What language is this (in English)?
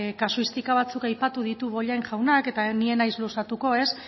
Basque